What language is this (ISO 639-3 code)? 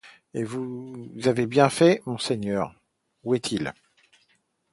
fra